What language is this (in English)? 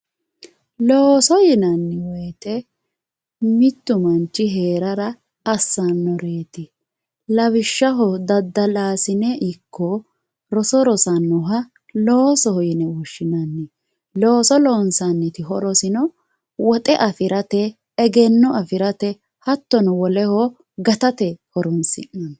Sidamo